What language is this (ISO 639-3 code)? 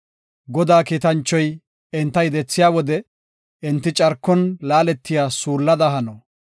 gof